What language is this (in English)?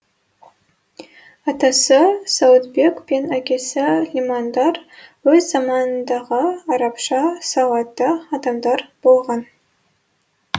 Kazakh